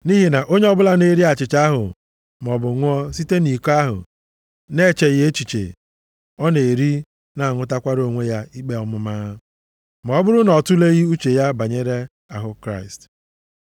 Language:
Igbo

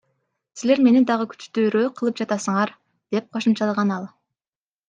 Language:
Kyrgyz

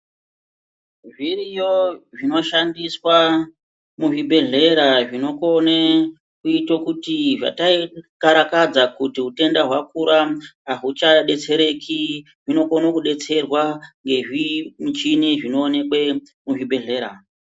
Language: Ndau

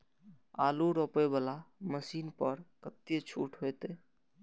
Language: Maithili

